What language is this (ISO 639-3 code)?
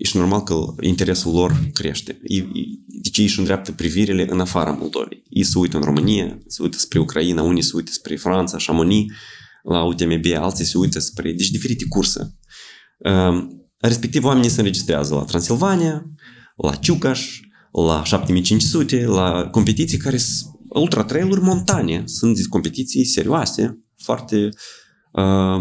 ron